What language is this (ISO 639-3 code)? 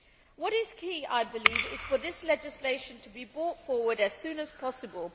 eng